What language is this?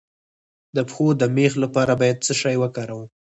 Pashto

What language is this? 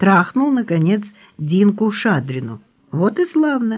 Russian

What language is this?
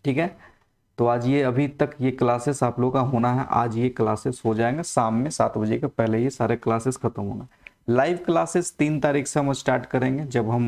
Hindi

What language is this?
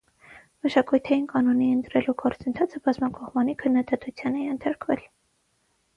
Armenian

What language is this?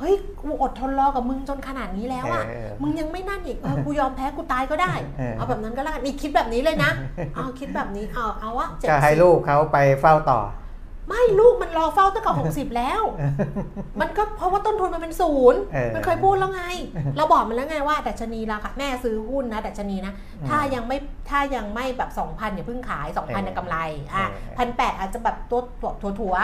Thai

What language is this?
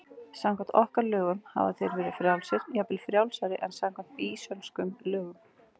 Icelandic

